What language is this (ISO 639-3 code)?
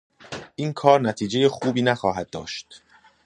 fas